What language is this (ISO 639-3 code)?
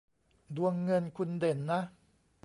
tha